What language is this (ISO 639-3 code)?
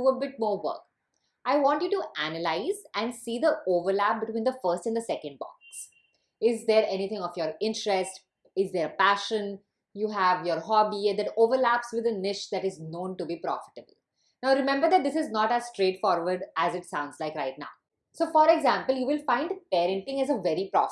eng